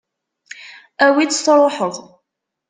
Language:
Kabyle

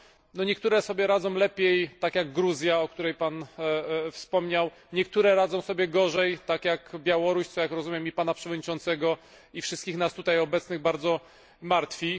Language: Polish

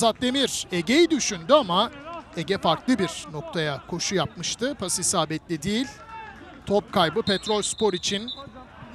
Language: Turkish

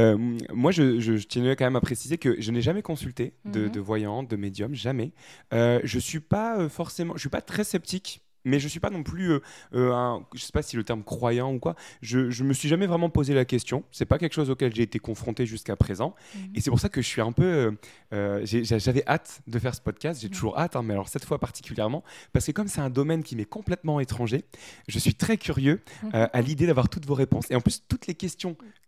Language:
French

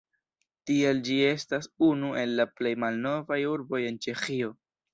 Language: Esperanto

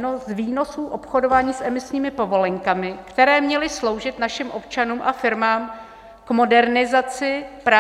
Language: Czech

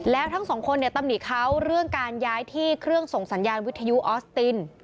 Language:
Thai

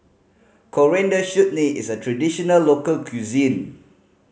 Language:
English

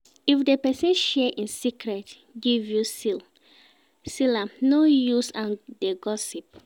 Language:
Nigerian Pidgin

